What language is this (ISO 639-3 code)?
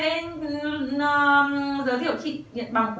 vie